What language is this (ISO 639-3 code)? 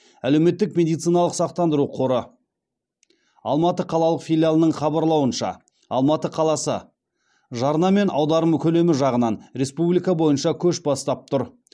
kaz